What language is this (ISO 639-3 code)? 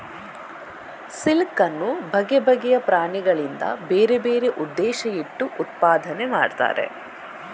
kan